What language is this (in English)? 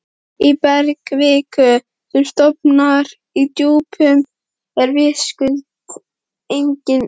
Icelandic